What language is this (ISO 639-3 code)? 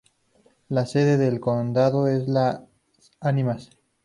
spa